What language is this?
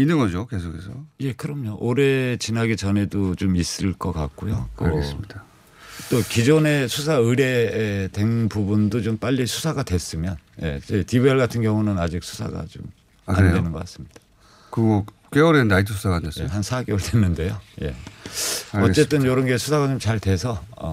Korean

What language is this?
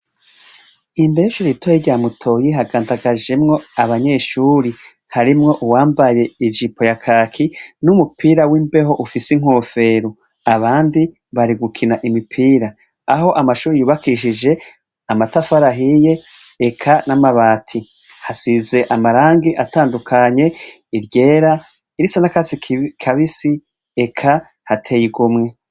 Rundi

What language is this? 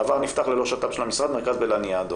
Hebrew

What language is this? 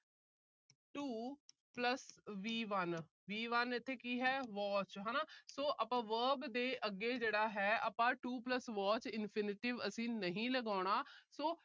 Punjabi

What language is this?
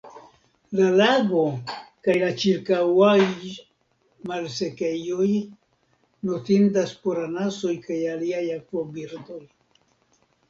Esperanto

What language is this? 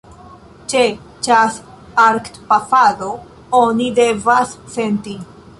Esperanto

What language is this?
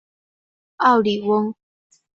Chinese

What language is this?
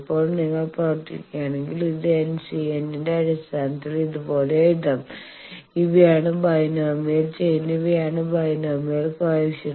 Malayalam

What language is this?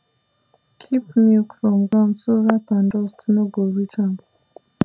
Nigerian Pidgin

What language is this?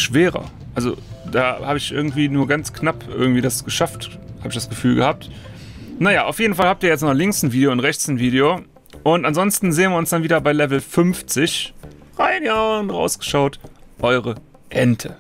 German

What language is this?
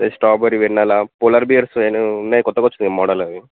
Telugu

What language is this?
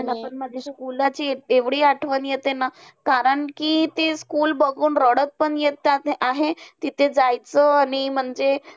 Marathi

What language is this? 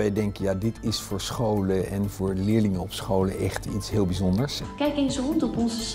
Dutch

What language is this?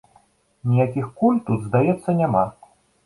Belarusian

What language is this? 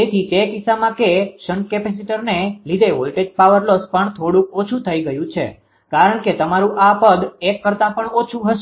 Gujarati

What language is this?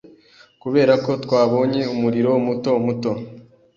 Kinyarwanda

